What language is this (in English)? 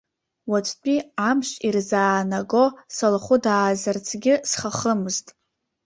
Abkhazian